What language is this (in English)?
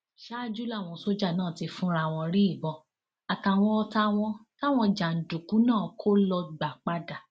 Yoruba